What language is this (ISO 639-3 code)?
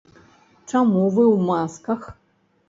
bel